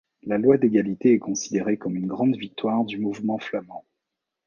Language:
French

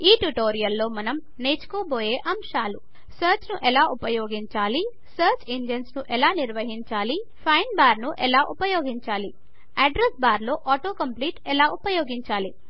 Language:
Telugu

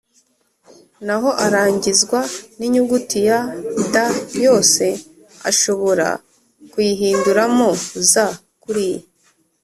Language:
Kinyarwanda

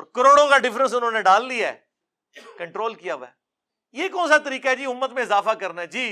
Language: Urdu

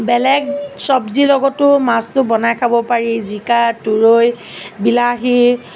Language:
Assamese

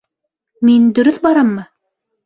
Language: Bashkir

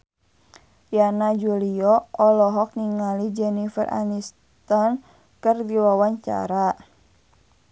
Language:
Sundanese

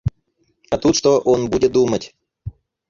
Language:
Russian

